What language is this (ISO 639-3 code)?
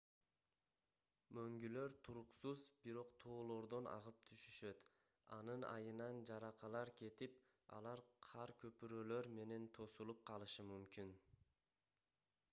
kir